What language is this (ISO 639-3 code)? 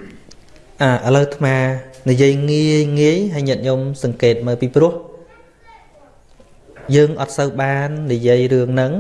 vie